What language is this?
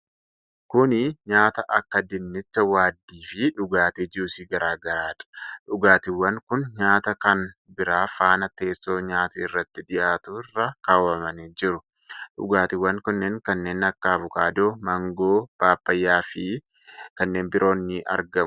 Oromo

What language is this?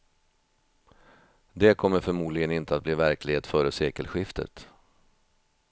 Swedish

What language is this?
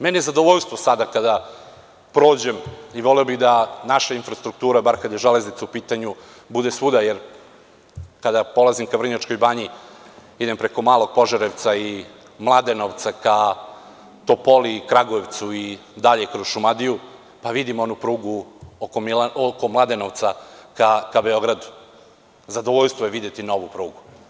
Serbian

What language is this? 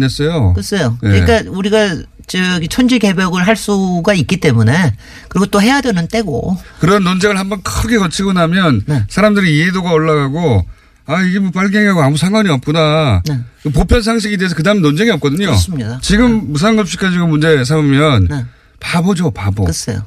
Korean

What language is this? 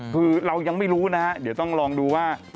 Thai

